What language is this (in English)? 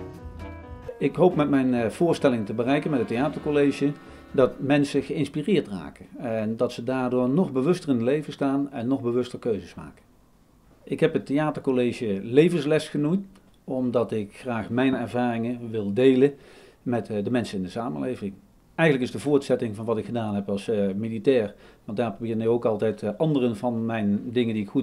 Dutch